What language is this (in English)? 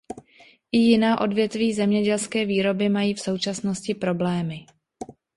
Czech